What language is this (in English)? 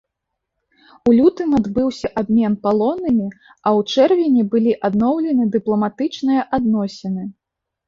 Belarusian